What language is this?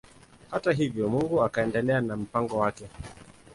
Swahili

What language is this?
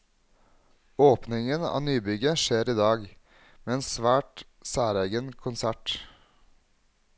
Norwegian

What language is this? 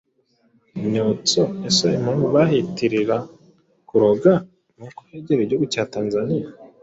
Kinyarwanda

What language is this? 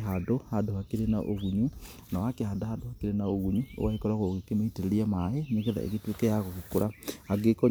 Kikuyu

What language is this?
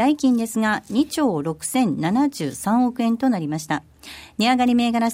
Japanese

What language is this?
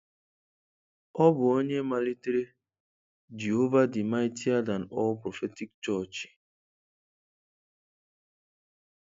Igbo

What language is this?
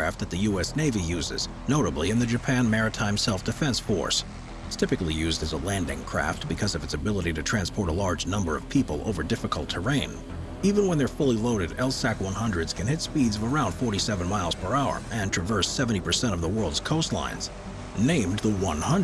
English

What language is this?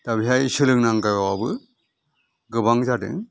Bodo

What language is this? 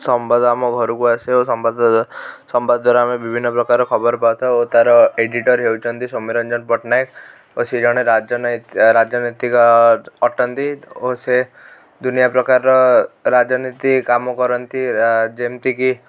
Odia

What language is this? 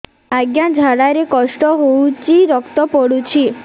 Odia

